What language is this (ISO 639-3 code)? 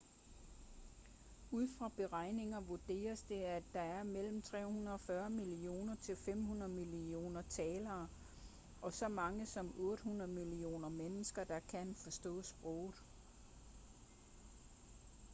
dan